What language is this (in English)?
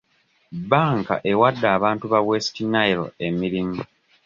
Ganda